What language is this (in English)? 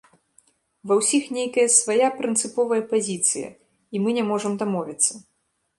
Belarusian